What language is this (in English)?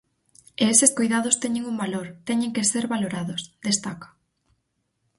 Galician